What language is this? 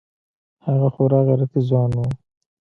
Pashto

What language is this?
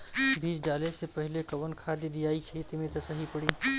Bhojpuri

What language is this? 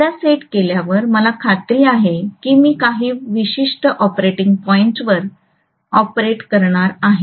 Marathi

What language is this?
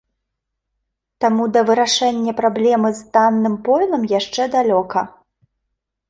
Belarusian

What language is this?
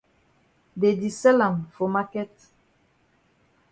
Cameroon Pidgin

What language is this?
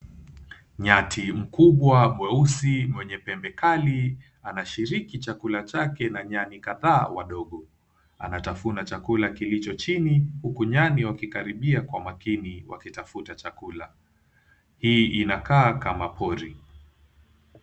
Swahili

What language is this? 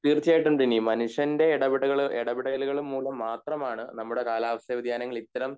Malayalam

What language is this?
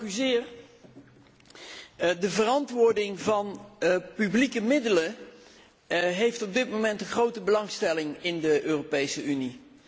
Dutch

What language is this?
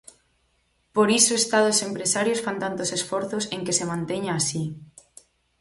Galician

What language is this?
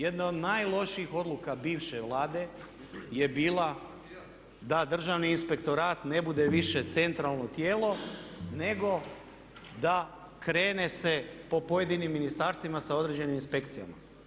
Croatian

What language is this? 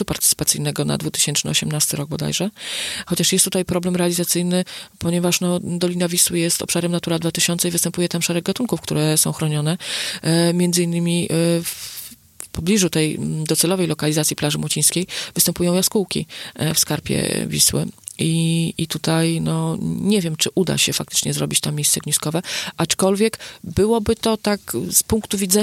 Polish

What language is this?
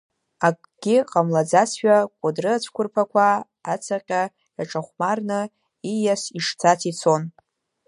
Abkhazian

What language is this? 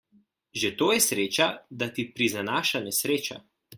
Slovenian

